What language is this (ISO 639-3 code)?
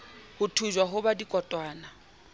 sot